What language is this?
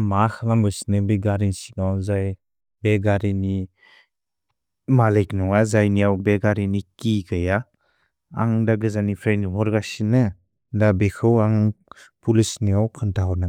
Bodo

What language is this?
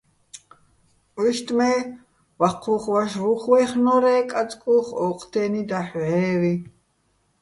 Bats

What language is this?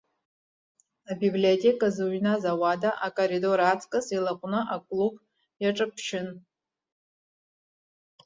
Abkhazian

